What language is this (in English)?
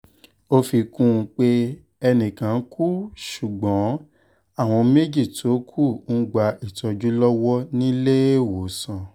Yoruba